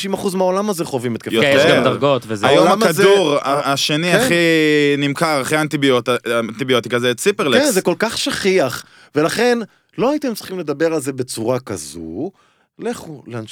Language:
Hebrew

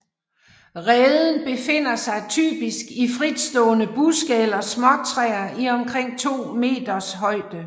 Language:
Danish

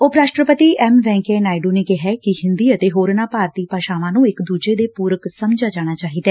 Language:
Punjabi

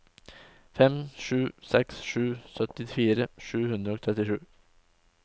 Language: Norwegian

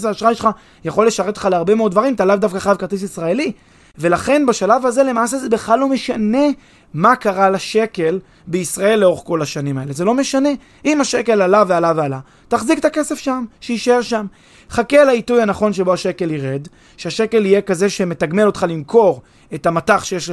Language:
Hebrew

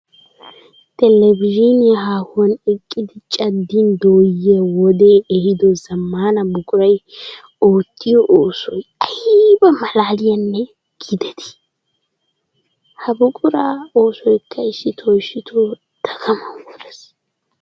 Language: Wolaytta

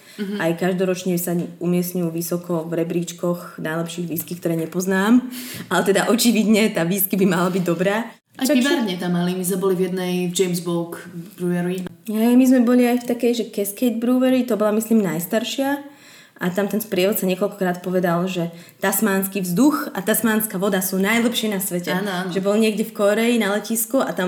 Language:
Slovak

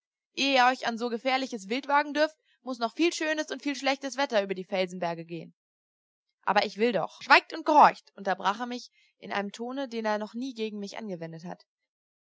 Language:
German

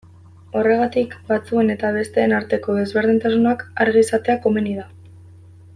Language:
Basque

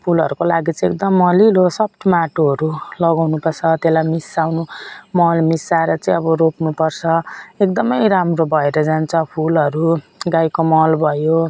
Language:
Nepali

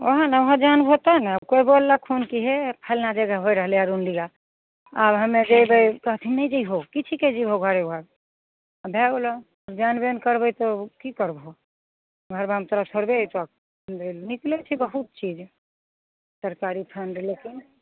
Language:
Maithili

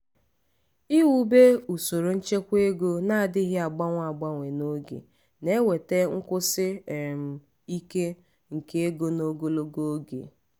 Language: Igbo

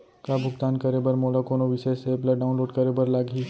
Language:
Chhattisgarhi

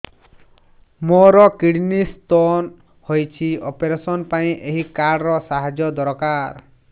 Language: Odia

